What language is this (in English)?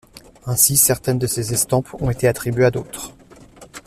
French